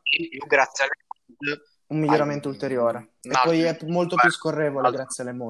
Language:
Italian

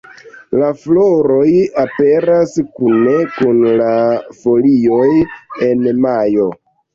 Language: Esperanto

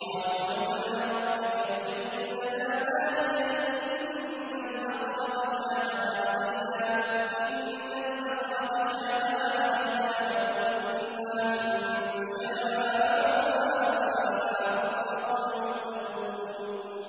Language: Arabic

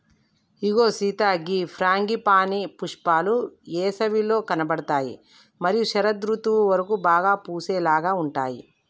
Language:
Telugu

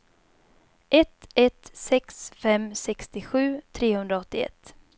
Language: Swedish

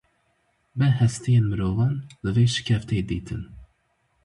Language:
Kurdish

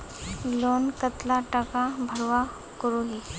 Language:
Magahi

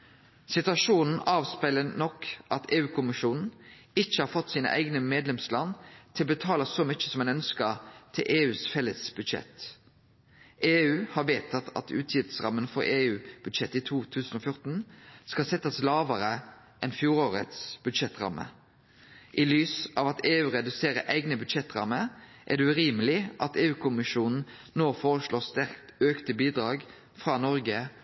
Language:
Norwegian Nynorsk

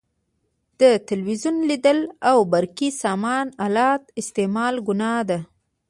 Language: Pashto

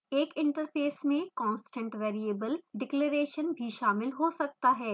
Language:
Hindi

